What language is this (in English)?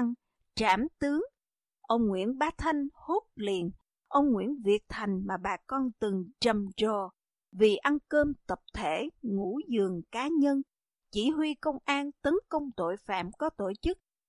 Vietnamese